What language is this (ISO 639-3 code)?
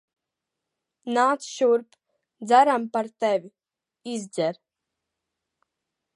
lav